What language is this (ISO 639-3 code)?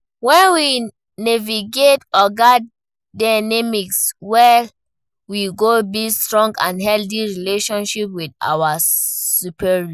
pcm